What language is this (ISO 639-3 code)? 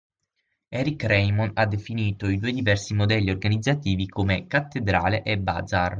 ita